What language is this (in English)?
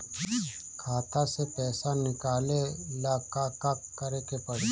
Bhojpuri